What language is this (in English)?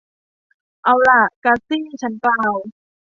Thai